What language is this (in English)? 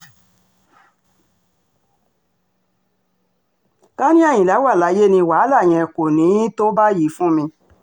Yoruba